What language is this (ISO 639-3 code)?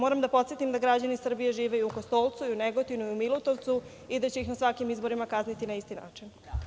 srp